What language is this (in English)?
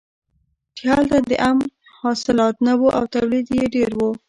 Pashto